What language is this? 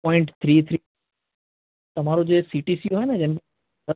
Gujarati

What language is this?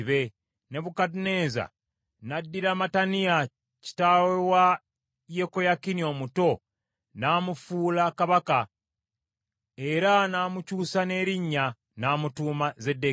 Ganda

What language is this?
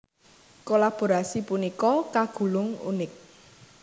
Javanese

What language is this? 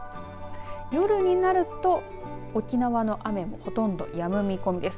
Japanese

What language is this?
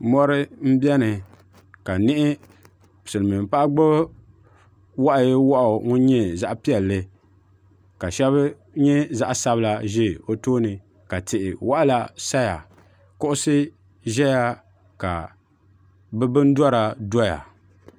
Dagbani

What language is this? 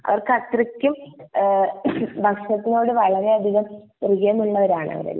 Malayalam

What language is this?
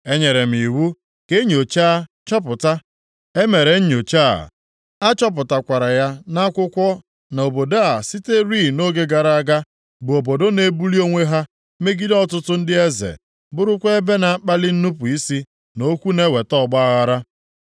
Igbo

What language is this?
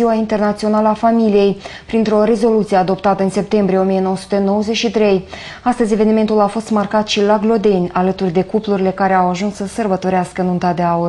Romanian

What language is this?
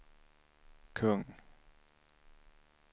Swedish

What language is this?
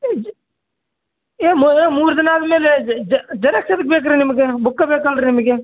Kannada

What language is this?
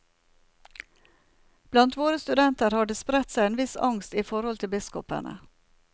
Norwegian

